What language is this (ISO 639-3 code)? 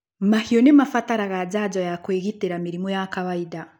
kik